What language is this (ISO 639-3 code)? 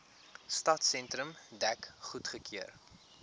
afr